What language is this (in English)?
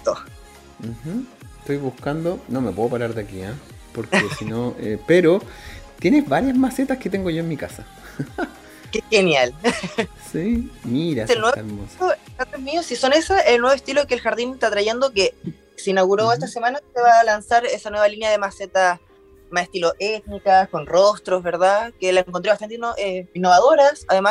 Spanish